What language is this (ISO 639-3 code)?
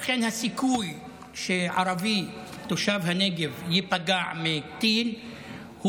heb